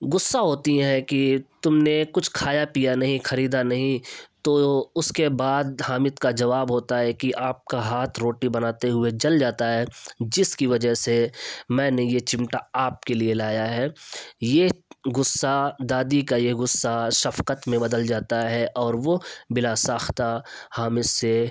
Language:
Urdu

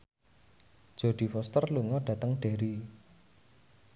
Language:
Javanese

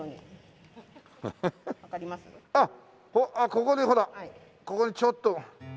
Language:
Japanese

